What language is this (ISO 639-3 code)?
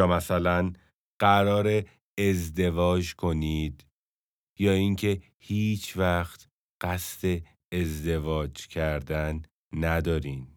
fas